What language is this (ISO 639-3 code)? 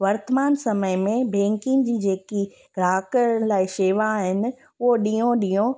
snd